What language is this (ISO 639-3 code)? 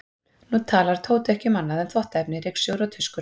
isl